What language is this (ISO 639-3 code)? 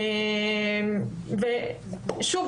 heb